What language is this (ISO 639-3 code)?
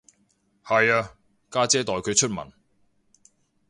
yue